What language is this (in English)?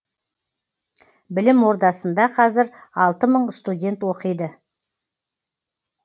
Kazakh